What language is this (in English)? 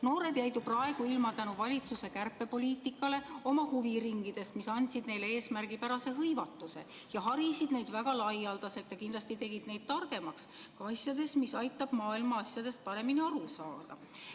Estonian